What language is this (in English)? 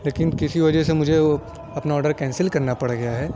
Urdu